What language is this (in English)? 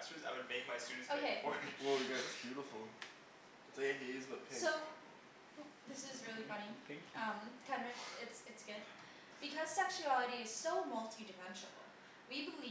English